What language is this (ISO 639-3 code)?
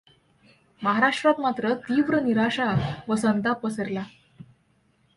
mar